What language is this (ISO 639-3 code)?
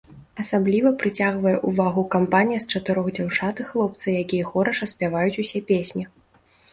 bel